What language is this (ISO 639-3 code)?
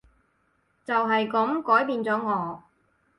yue